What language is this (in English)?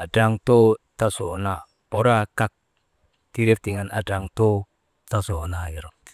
Maba